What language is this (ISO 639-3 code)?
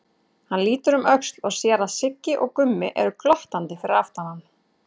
isl